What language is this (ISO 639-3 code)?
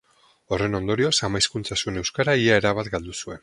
eus